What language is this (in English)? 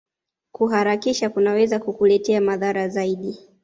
Swahili